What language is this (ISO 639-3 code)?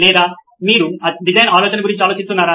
tel